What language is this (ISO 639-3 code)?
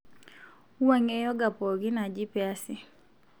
mas